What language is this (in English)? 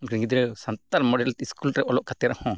Santali